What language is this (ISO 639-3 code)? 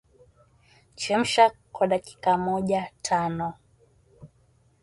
swa